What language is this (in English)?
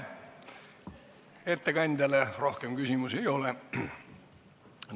Estonian